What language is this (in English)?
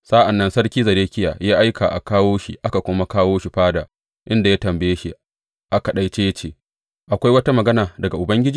Hausa